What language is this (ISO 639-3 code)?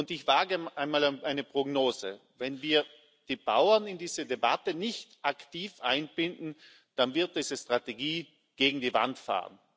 deu